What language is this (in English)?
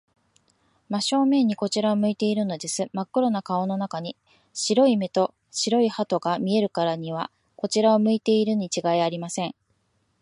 Japanese